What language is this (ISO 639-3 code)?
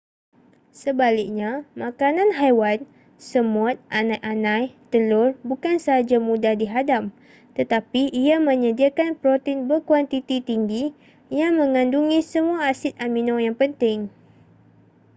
msa